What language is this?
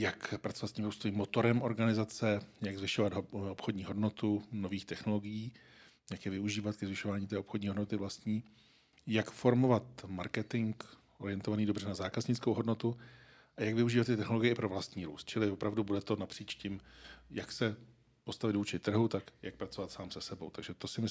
Czech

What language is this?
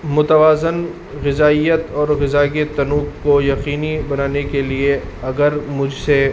Urdu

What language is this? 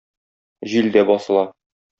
Tatar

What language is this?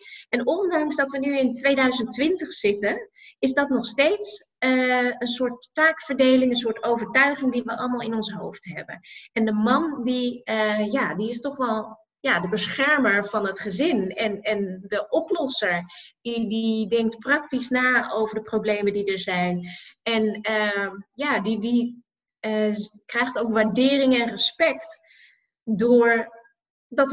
Dutch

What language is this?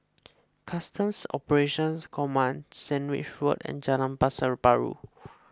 English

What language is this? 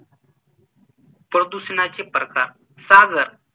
Marathi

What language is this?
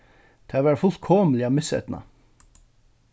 Faroese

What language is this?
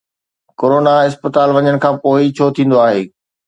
Sindhi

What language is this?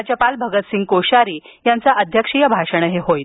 Marathi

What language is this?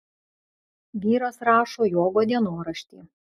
Lithuanian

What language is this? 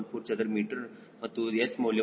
Kannada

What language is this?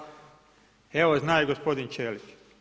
Croatian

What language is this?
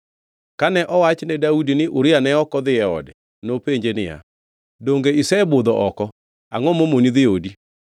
Luo (Kenya and Tanzania)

